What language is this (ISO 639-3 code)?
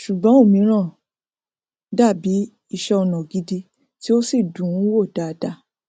yor